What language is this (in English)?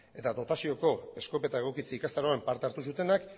Basque